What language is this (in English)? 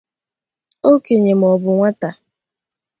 Igbo